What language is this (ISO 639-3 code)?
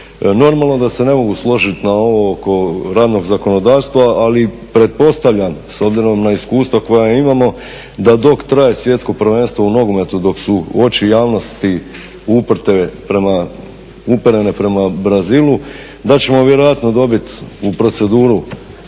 hrv